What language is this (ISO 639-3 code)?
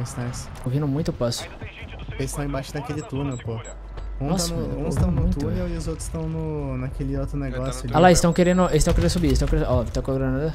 por